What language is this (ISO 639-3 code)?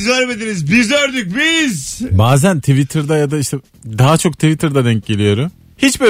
tur